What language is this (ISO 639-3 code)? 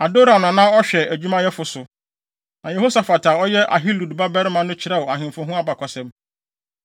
aka